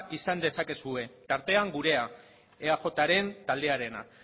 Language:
Basque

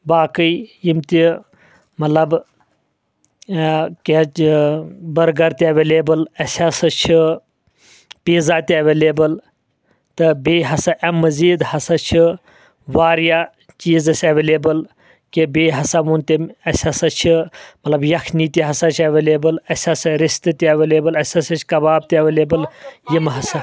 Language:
Kashmiri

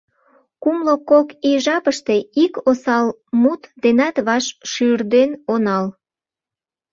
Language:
Mari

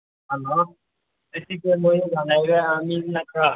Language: Manipuri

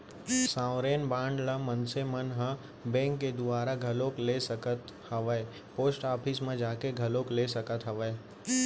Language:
Chhattisgarhi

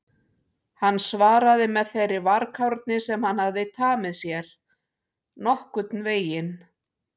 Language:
Icelandic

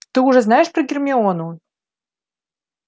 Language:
Russian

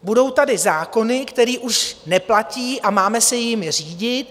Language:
Czech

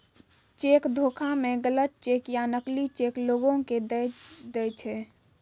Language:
Maithili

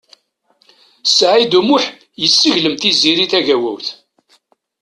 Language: Kabyle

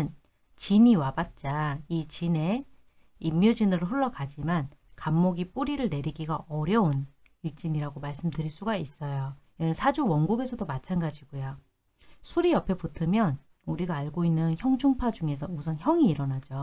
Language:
Korean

